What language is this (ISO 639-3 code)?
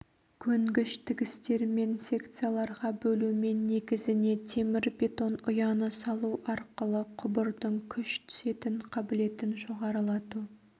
kaz